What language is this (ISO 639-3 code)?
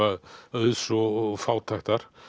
isl